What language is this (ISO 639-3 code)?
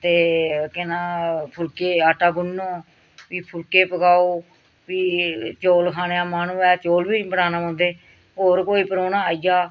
doi